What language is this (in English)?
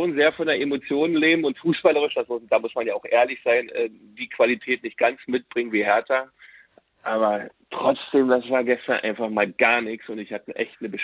German